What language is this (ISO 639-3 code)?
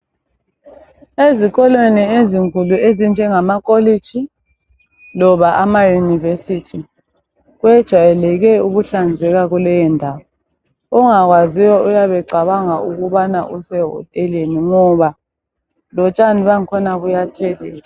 nde